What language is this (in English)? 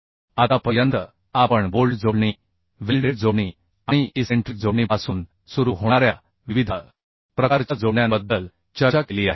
Marathi